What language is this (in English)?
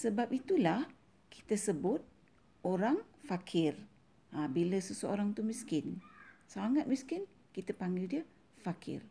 Malay